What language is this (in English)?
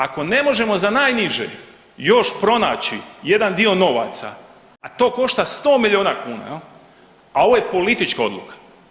Croatian